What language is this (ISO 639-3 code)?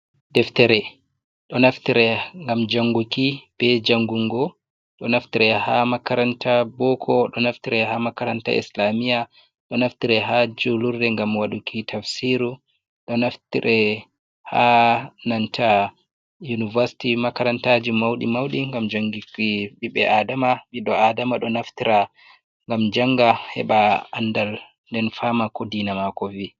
ful